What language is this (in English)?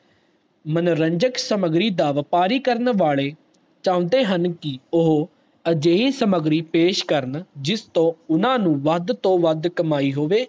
Punjabi